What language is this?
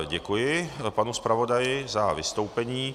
Czech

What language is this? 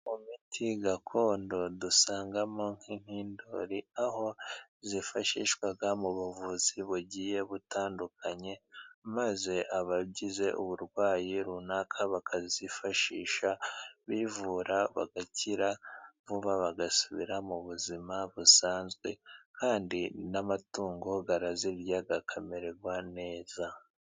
Kinyarwanda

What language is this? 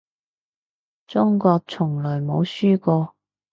Cantonese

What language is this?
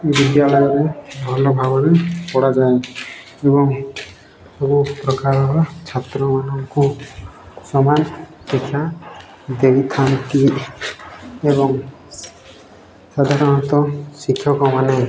Odia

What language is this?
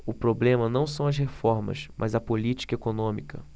Portuguese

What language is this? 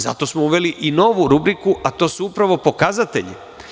Serbian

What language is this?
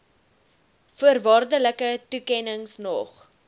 Afrikaans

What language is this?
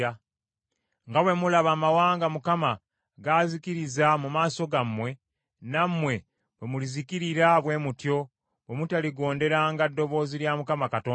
Ganda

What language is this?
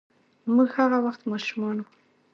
Pashto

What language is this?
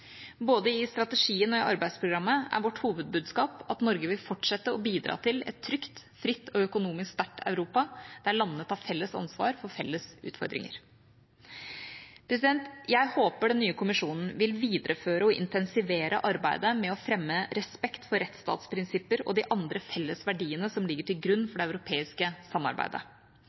Norwegian Bokmål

